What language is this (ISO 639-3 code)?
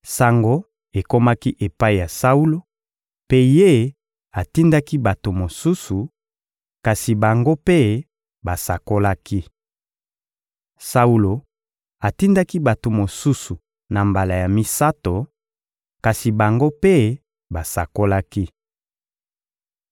lin